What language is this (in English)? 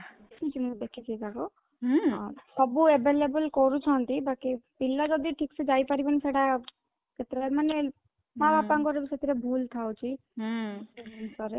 Odia